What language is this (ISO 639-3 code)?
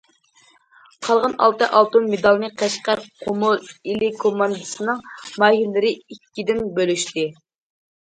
uig